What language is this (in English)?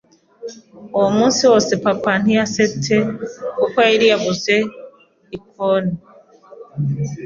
Kinyarwanda